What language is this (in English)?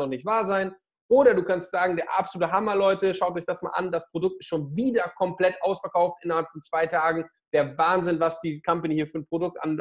German